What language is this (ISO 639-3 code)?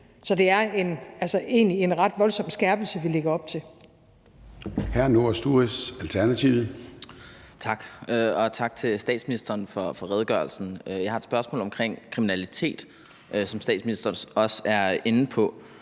dan